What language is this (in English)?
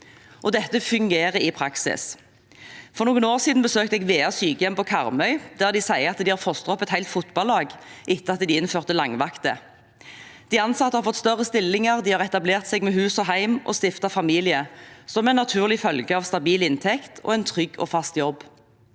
Norwegian